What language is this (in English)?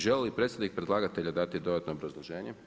Croatian